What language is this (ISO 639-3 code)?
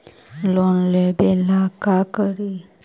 mag